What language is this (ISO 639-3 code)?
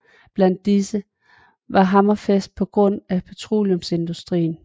dan